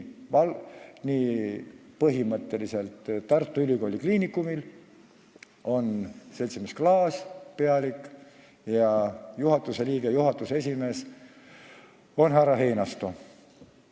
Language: Estonian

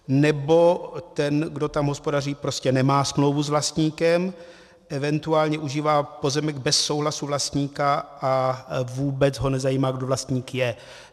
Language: Czech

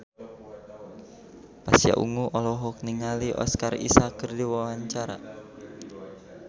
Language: Sundanese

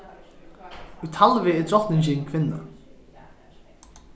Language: Faroese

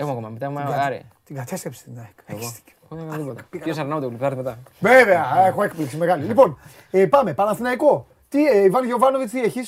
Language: Greek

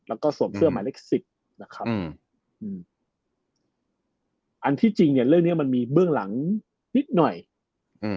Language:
Thai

